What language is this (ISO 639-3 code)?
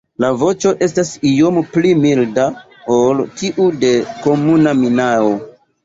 epo